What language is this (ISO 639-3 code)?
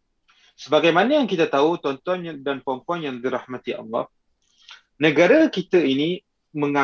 msa